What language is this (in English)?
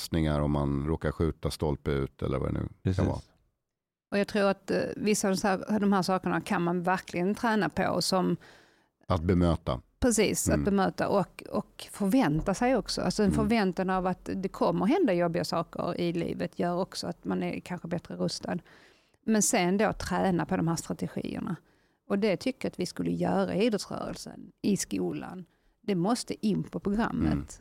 Swedish